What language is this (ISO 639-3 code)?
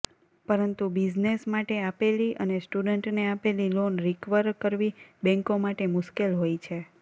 guj